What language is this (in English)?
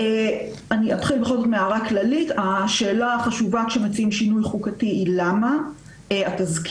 Hebrew